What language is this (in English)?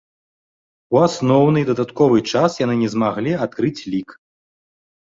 Belarusian